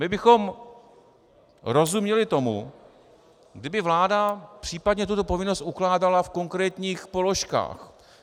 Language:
Czech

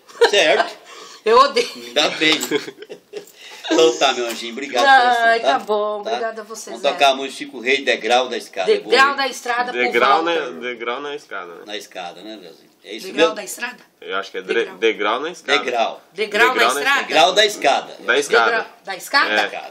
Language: Portuguese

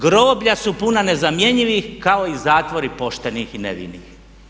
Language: Croatian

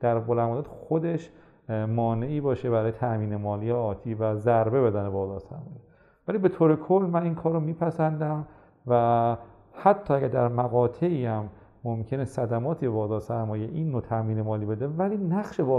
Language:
Persian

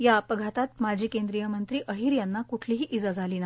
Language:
Marathi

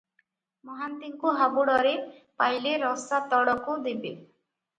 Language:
Odia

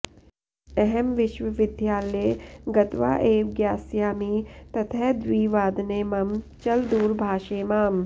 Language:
Sanskrit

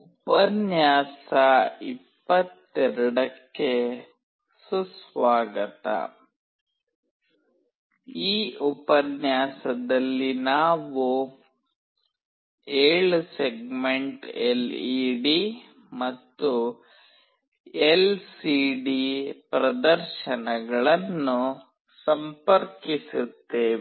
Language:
Kannada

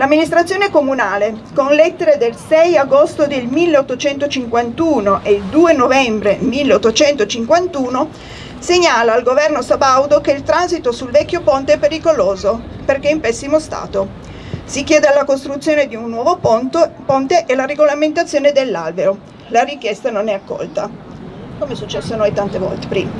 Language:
Italian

